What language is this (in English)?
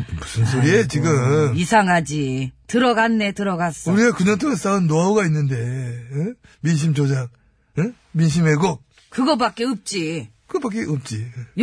Korean